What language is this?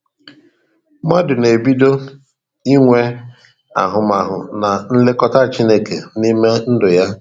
Igbo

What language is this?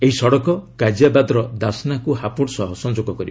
Odia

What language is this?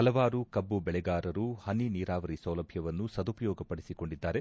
Kannada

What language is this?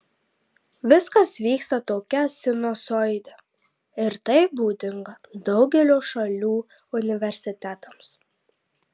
Lithuanian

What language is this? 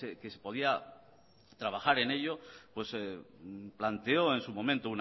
Spanish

